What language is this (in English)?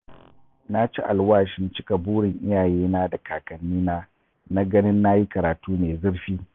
Hausa